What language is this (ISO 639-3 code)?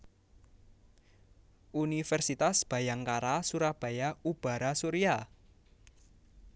jav